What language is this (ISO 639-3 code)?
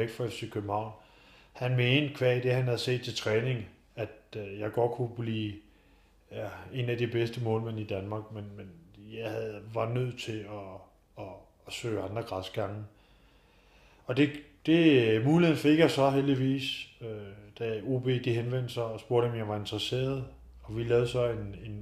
dan